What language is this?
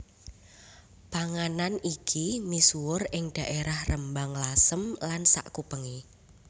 Javanese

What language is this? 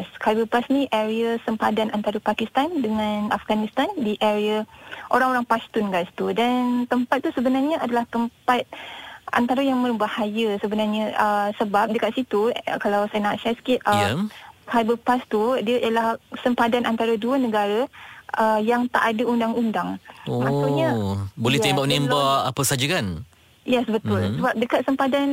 Malay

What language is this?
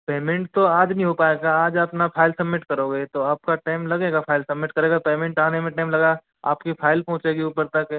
Hindi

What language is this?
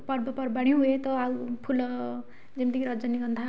Odia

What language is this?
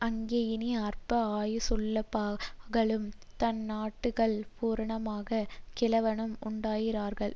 Tamil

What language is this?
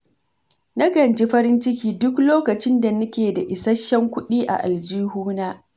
Hausa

